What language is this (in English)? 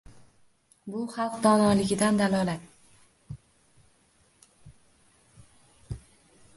Uzbek